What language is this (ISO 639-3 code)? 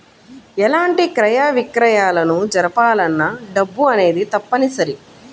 tel